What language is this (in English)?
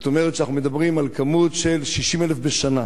Hebrew